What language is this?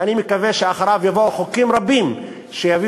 Hebrew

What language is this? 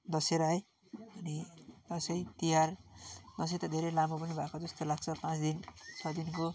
Nepali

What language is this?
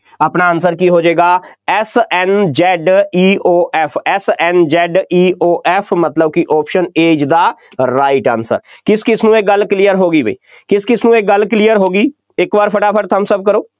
Punjabi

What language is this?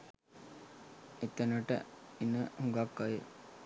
Sinhala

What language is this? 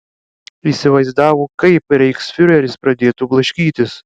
Lithuanian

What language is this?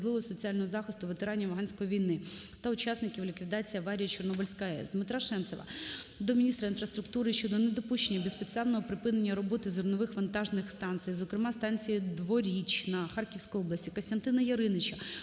Ukrainian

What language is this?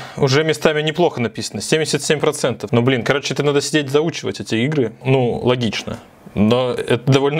Russian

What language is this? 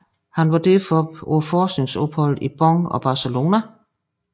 Danish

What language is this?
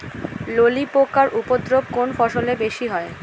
Bangla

